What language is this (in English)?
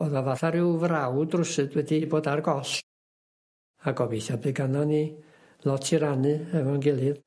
Welsh